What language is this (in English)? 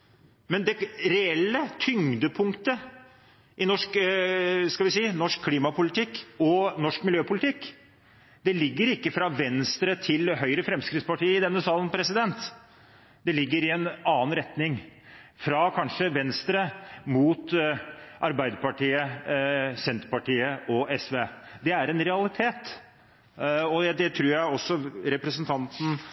Norwegian Bokmål